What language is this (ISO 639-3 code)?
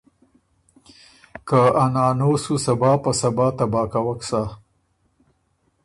oru